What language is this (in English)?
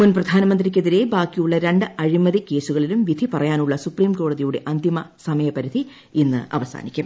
Malayalam